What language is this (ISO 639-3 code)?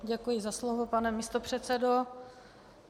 ces